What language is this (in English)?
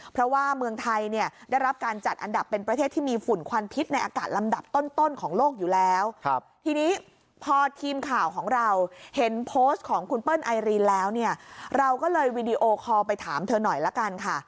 Thai